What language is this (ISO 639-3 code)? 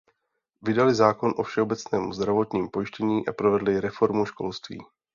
ces